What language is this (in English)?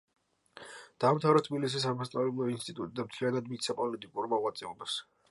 Georgian